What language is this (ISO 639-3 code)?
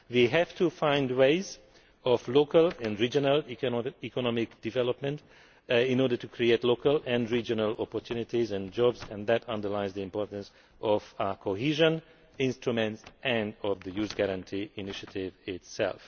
eng